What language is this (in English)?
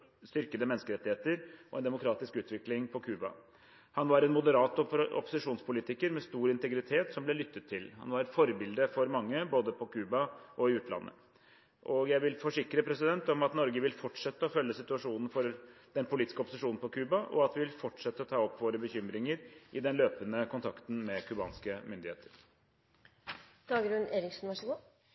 Norwegian Bokmål